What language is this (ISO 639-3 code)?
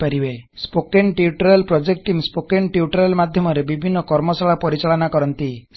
ori